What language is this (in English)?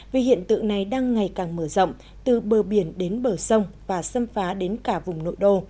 Vietnamese